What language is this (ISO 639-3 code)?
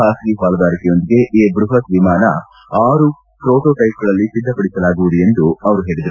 kan